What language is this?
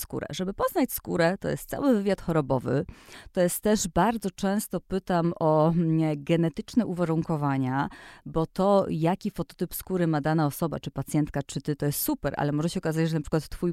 Polish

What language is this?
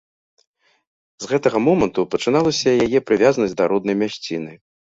Belarusian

